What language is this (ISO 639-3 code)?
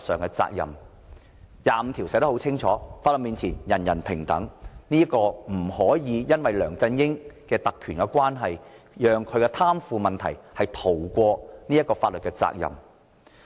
yue